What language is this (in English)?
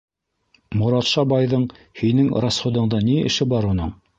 Bashkir